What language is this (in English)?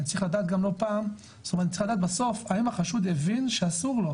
Hebrew